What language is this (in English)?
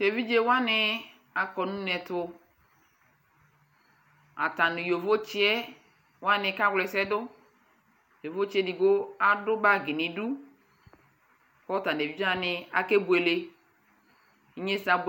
Ikposo